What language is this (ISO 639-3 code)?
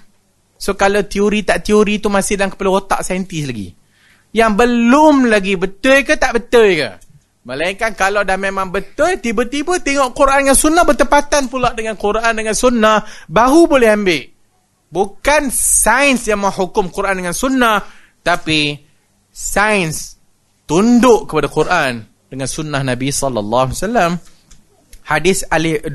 msa